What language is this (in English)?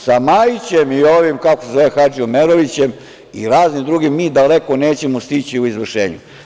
Serbian